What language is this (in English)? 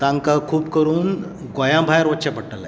Konkani